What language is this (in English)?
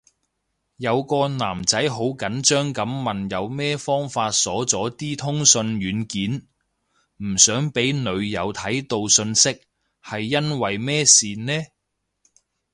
Cantonese